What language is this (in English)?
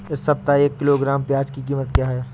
Hindi